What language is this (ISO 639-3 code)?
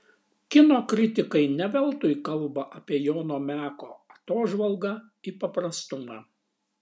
lit